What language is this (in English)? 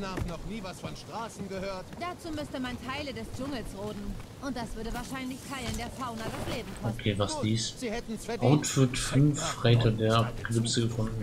German